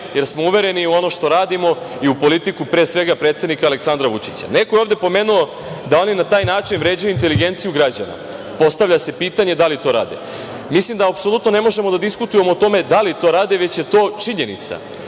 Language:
Serbian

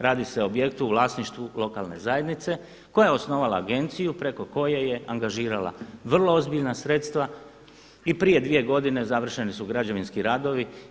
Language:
Croatian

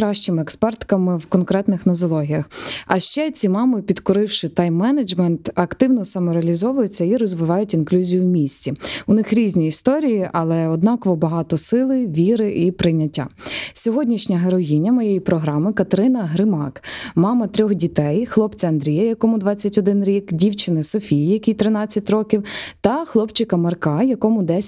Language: Ukrainian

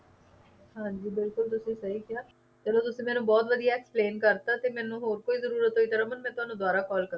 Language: Punjabi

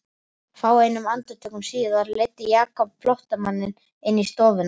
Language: Icelandic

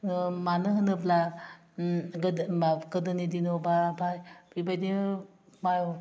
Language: Bodo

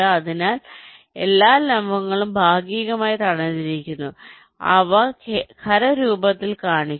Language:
Malayalam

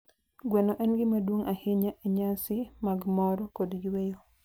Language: Luo (Kenya and Tanzania)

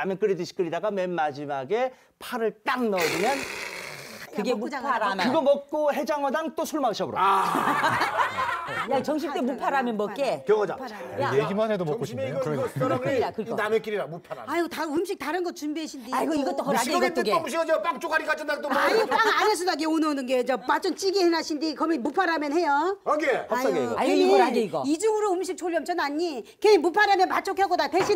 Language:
Korean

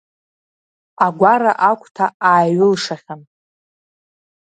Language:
Abkhazian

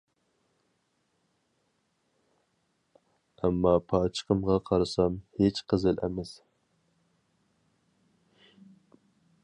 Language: Uyghur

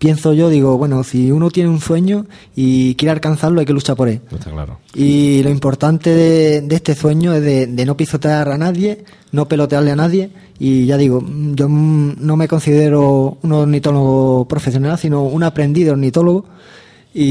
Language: Spanish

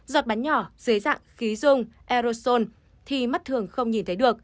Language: Vietnamese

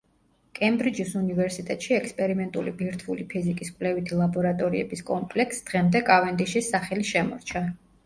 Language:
Georgian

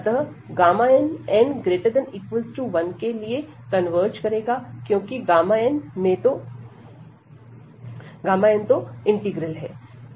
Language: Hindi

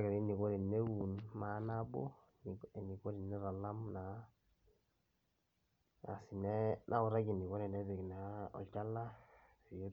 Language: Masai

